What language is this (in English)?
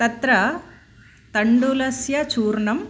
Sanskrit